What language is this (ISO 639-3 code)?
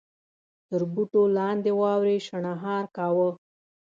pus